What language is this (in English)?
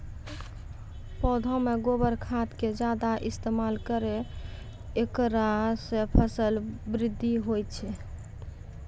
Maithili